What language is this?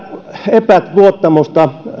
Finnish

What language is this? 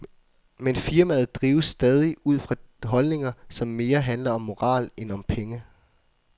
Danish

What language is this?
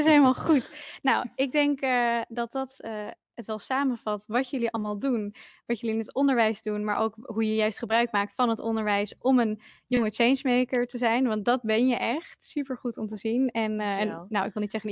Dutch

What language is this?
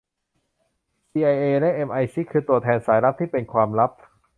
Thai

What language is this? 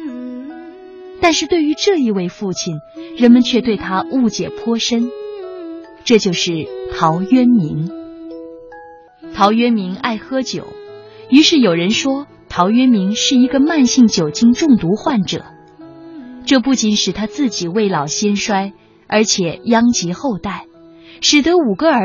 Chinese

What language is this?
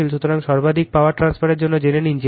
Bangla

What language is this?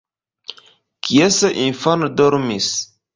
Esperanto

